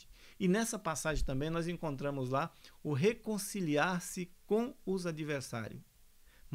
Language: Portuguese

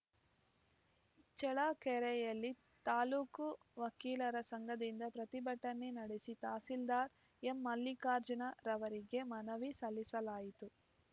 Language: Kannada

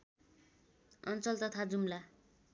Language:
Nepali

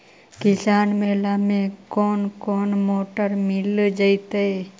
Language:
Magahi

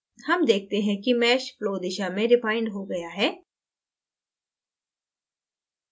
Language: Hindi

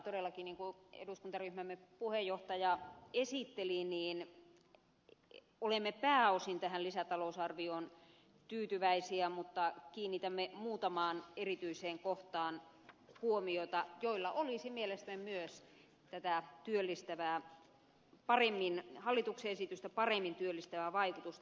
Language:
Finnish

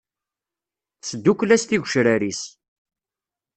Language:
Kabyle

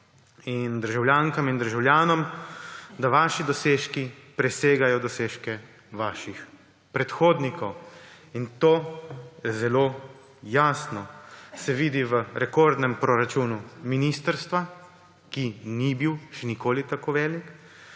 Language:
Slovenian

